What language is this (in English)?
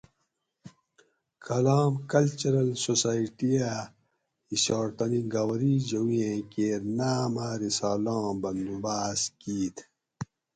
Gawri